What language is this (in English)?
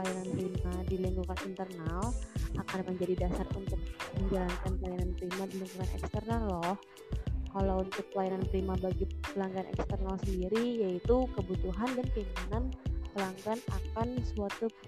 Indonesian